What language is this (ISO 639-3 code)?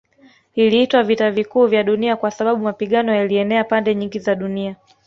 swa